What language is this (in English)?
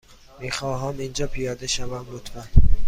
Persian